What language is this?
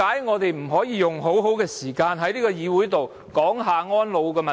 Cantonese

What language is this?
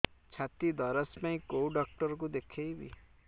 Odia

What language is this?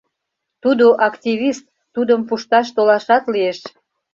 Mari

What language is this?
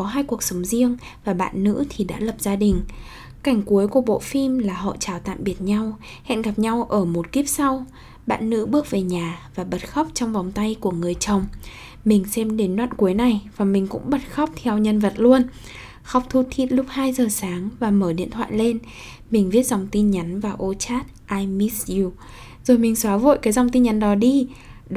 Vietnamese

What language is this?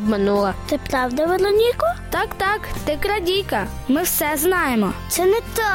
Ukrainian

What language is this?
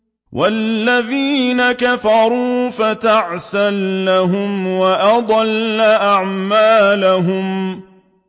Arabic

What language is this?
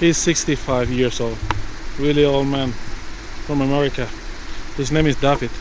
English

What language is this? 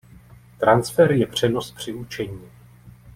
Czech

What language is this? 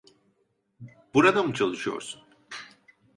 Turkish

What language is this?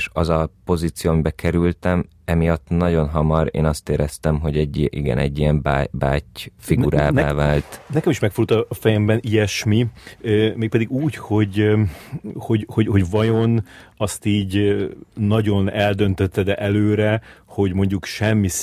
Hungarian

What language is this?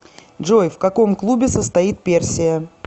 Russian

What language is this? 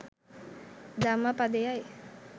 Sinhala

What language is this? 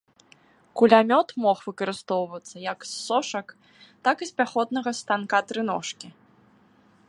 Belarusian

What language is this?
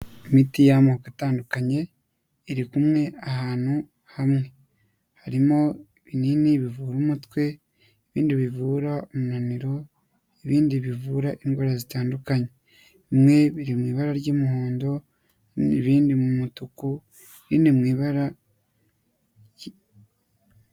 Kinyarwanda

